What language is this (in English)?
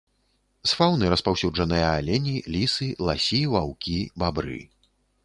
Belarusian